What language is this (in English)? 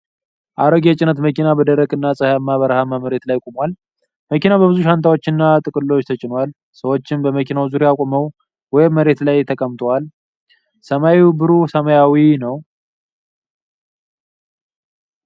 Amharic